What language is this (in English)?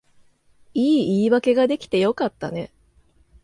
Japanese